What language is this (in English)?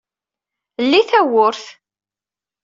Kabyle